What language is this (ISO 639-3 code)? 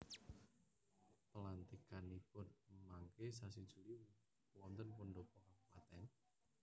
jav